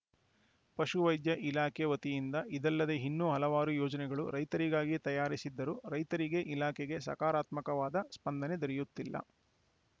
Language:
Kannada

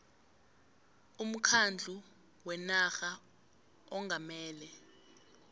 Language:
South Ndebele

